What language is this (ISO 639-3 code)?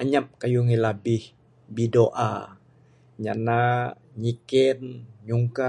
sdo